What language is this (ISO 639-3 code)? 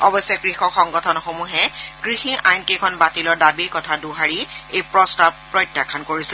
asm